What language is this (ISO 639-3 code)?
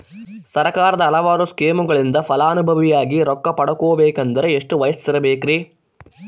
kan